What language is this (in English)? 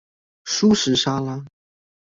Chinese